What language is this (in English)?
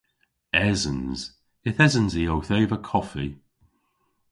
Cornish